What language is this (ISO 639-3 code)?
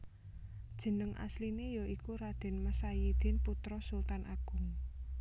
jav